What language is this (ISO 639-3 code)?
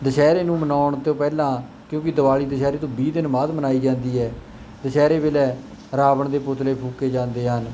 pan